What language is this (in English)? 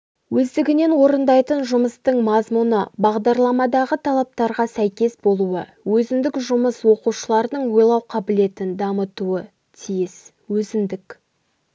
Kazakh